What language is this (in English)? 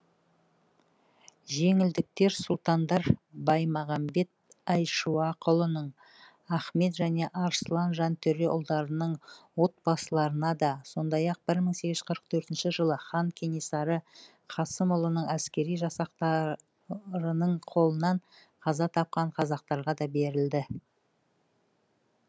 Kazakh